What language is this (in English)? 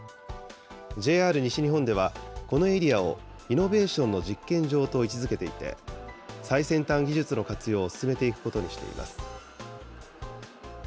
Japanese